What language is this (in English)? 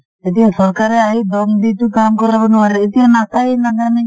Assamese